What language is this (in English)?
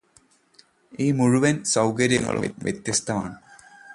Malayalam